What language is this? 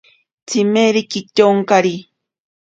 Ashéninka Perené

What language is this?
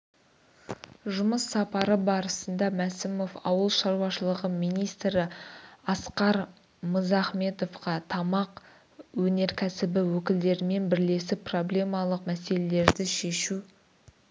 Kazakh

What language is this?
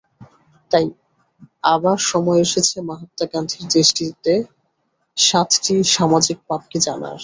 Bangla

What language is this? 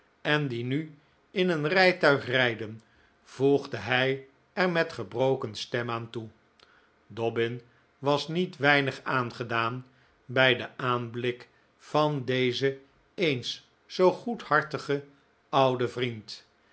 Dutch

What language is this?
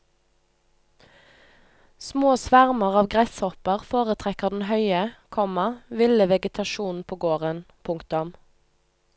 Norwegian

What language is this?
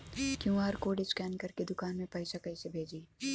Bhojpuri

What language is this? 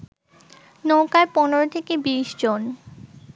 Bangla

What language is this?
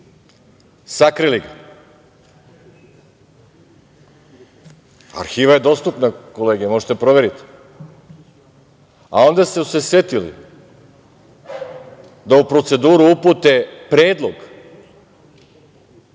Serbian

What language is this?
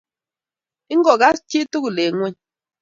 Kalenjin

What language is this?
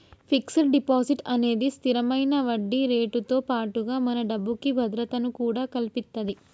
Telugu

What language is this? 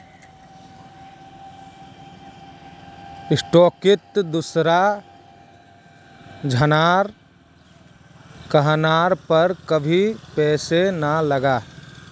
Magahi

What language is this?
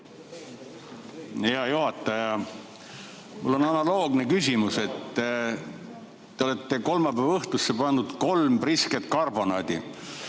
Estonian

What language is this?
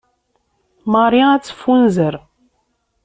Kabyle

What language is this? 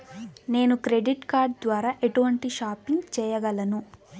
Telugu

